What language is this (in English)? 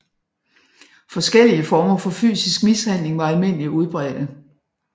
Danish